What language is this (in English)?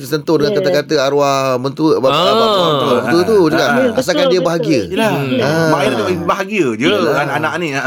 Malay